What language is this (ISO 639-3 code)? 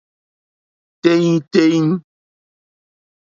bri